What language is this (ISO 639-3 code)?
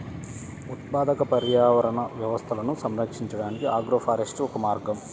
tel